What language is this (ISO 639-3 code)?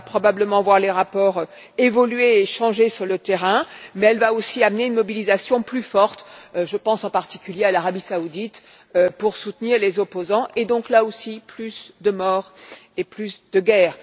fra